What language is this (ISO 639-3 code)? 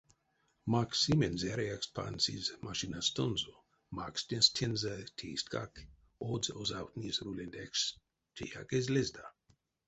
myv